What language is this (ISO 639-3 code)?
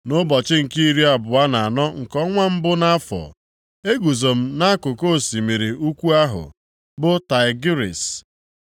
ibo